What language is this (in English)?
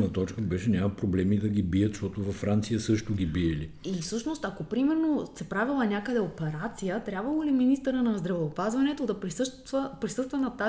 Bulgarian